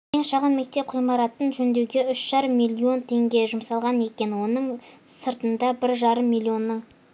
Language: Kazakh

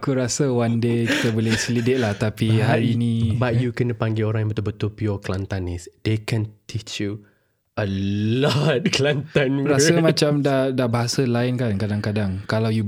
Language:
Malay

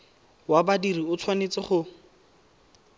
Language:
Tswana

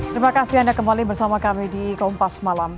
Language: Indonesian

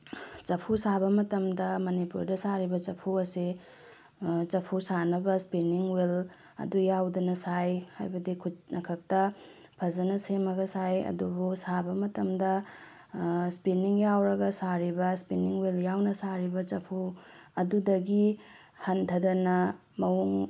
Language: Manipuri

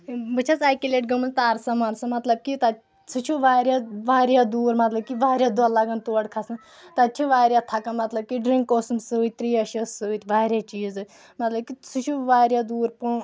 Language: Kashmiri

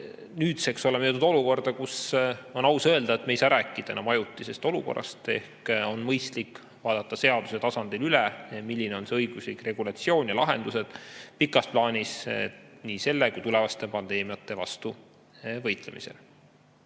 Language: Estonian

